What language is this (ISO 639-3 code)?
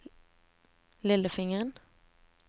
nor